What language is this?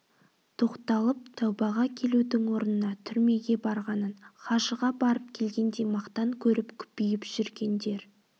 Kazakh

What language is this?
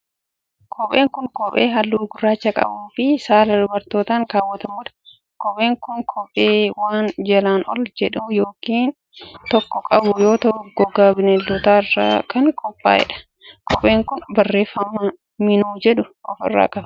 Oromo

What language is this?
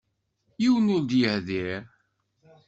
Kabyle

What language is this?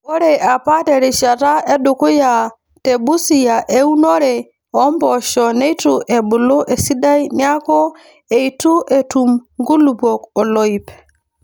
Masai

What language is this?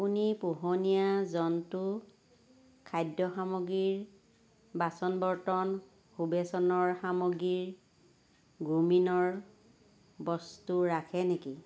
Assamese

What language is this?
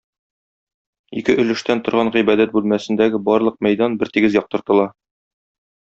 Tatar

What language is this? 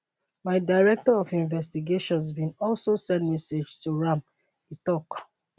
Nigerian Pidgin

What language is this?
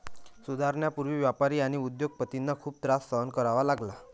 Marathi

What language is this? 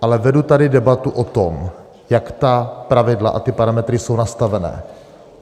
Czech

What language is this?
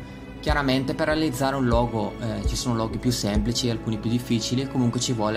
Italian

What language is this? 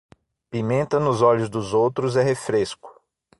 Portuguese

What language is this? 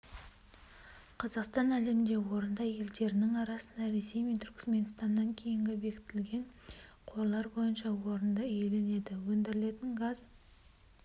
Kazakh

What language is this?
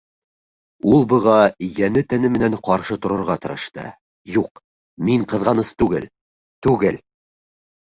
Bashkir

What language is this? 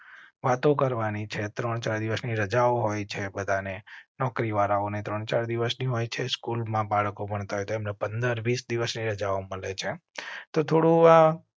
Gujarati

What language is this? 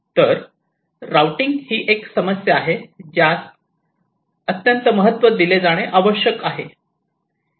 Marathi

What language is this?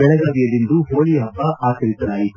Kannada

